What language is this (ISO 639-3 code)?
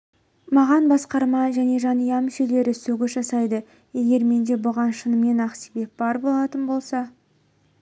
kaz